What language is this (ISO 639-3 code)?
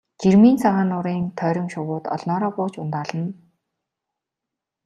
mon